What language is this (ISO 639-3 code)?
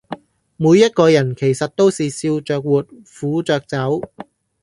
yue